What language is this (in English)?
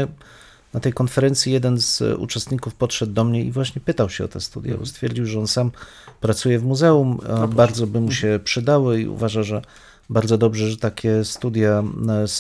Polish